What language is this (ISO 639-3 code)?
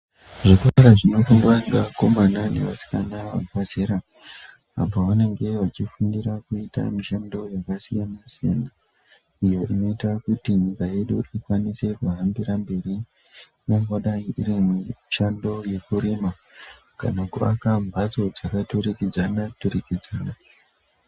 ndc